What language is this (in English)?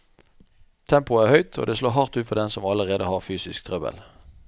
Norwegian